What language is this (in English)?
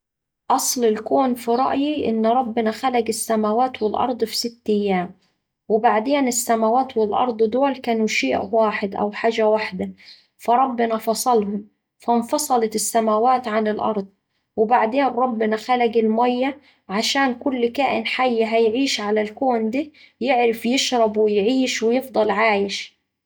Saidi Arabic